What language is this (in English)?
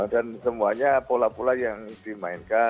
Indonesian